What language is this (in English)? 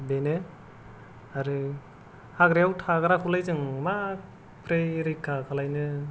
Bodo